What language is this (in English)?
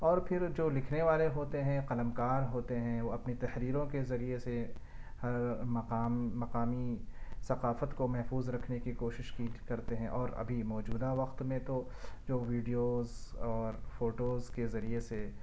Urdu